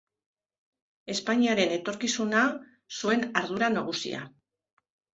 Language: Basque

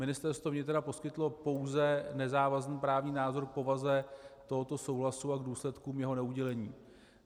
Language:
Czech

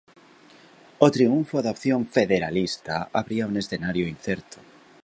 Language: Galician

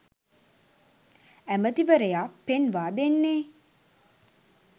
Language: Sinhala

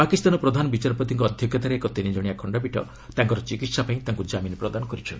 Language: Odia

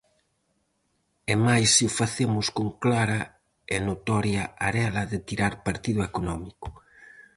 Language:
Galician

